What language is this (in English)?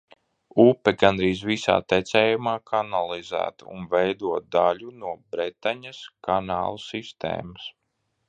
Latvian